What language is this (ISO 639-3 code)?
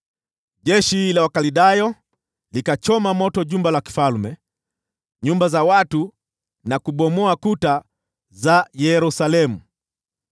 swa